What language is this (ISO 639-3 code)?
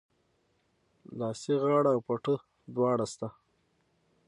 pus